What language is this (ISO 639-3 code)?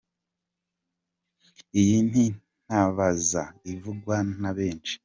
kin